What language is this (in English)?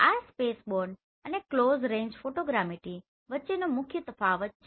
Gujarati